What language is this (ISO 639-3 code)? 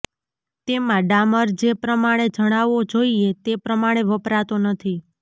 guj